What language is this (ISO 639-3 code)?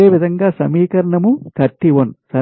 tel